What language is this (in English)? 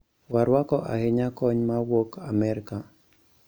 Luo (Kenya and Tanzania)